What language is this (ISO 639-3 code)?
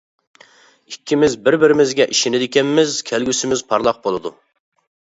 uig